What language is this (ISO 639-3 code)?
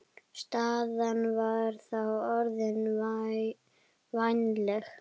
isl